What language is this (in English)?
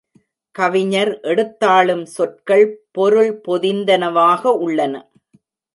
Tamil